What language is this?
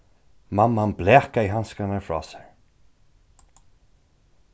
Faroese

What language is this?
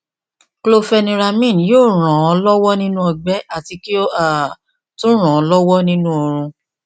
Yoruba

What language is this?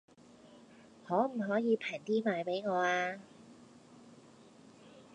Cantonese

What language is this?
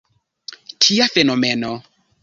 Esperanto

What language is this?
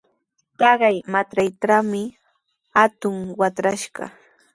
Sihuas Ancash Quechua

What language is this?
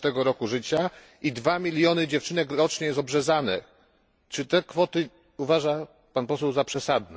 Polish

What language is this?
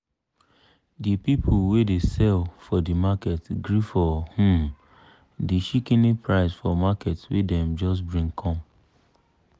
Nigerian Pidgin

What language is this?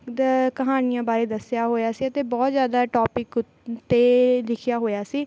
Punjabi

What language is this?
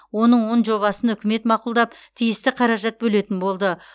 Kazakh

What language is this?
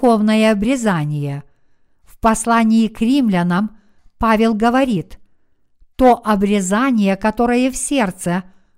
Russian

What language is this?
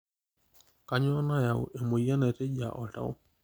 Masai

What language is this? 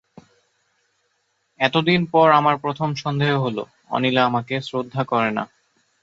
Bangla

